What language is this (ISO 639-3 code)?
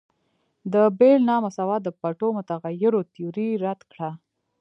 pus